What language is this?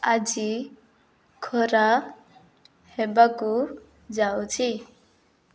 Odia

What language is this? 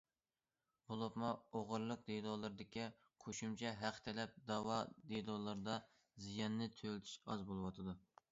Uyghur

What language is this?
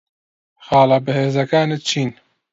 Central Kurdish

